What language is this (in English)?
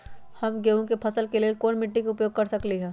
Magahi